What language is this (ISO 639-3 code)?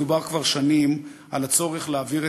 heb